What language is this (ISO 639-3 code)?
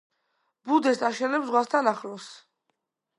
kat